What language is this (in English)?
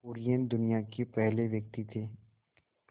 Hindi